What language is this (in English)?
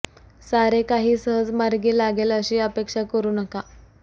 Marathi